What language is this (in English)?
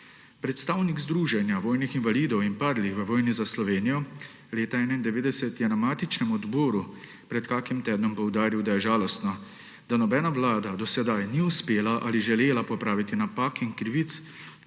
Slovenian